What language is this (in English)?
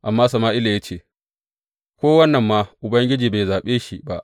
Hausa